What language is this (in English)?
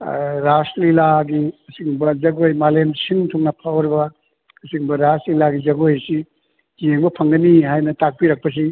Manipuri